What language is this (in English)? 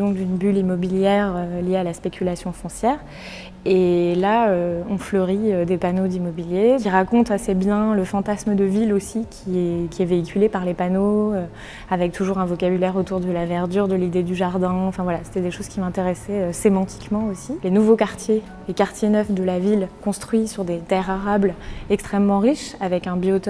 French